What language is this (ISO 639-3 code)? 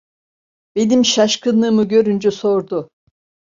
tur